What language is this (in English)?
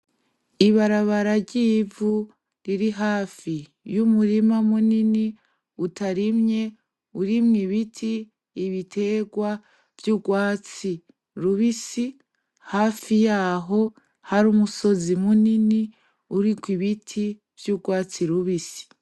Rundi